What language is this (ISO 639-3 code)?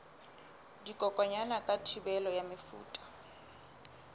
sot